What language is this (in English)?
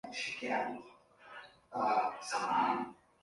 Swahili